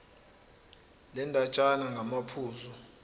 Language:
Zulu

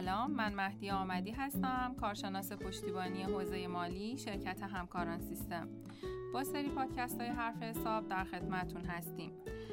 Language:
Persian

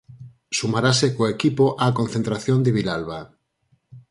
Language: Galician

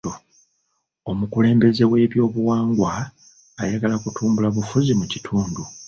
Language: Ganda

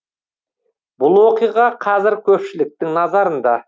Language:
Kazakh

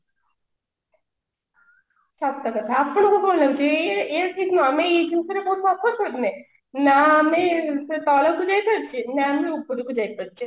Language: Odia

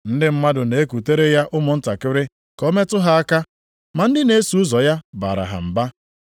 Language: Igbo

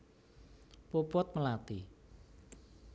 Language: Javanese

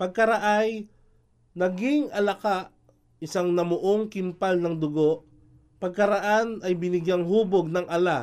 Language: Filipino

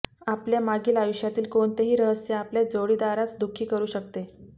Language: Marathi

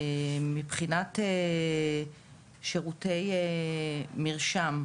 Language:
Hebrew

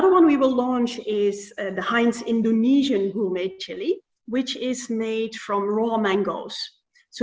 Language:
Indonesian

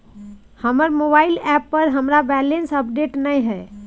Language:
Maithili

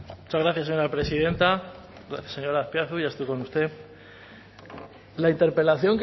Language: Spanish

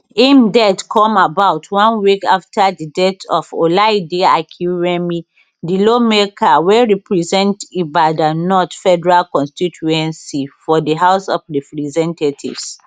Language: Nigerian Pidgin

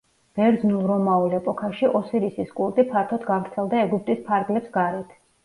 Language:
Georgian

